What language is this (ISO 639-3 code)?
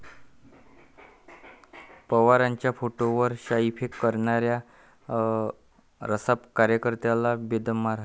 mar